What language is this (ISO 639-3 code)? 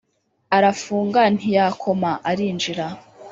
kin